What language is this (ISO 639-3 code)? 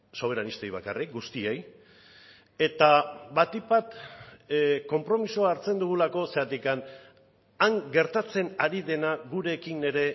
eus